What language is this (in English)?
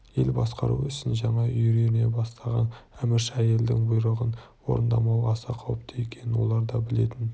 Kazakh